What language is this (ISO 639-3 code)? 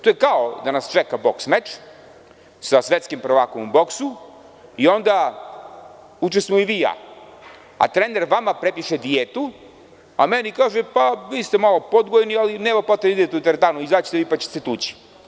srp